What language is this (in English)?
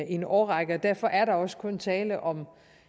Danish